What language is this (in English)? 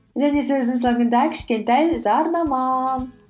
Kazakh